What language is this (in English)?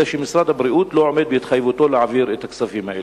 Hebrew